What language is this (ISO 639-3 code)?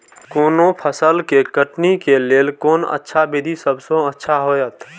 mai